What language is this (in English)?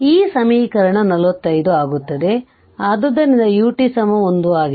Kannada